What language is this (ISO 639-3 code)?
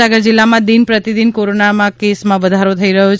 guj